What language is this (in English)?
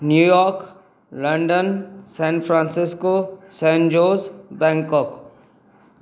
Sindhi